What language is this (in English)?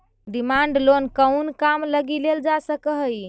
Magahi